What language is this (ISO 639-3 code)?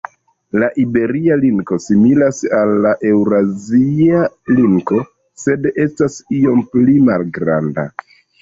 epo